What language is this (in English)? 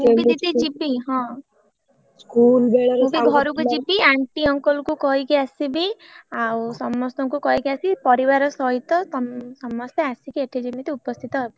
Odia